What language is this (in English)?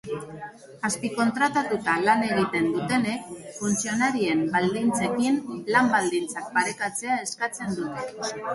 Basque